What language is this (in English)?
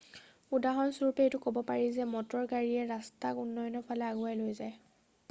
Assamese